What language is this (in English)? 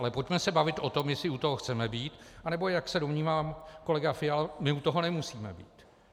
Czech